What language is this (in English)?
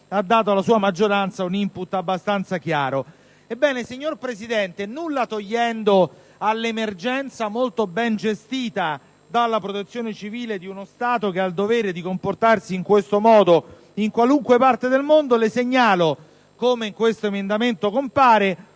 Italian